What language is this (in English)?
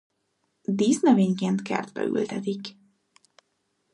Hungarian